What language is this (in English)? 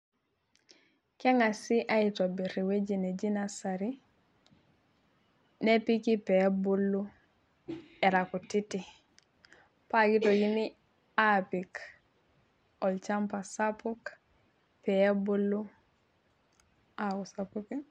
Masai